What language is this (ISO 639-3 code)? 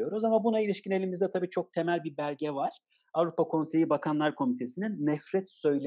tur